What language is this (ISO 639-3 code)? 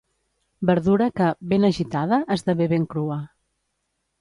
cat